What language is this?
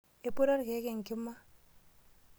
Masai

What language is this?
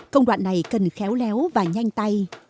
Vietnamese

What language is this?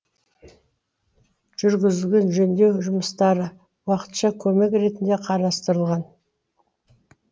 Kazakh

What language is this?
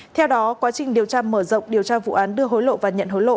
Vietnamese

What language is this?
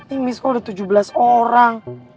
Indonesian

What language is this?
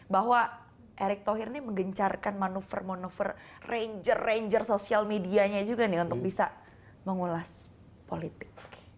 Indonesian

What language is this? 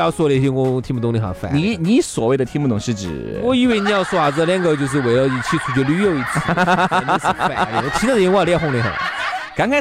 Chinese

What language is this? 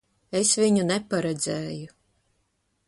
Latvian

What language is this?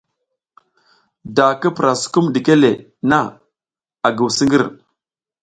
South Giziga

